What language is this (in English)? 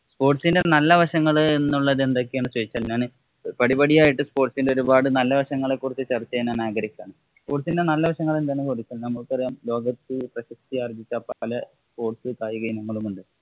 Malayalam